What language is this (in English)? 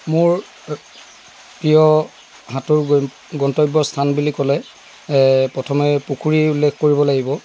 Assamese